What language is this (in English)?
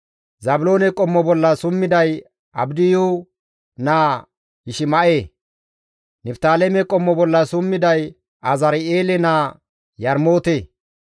Gamo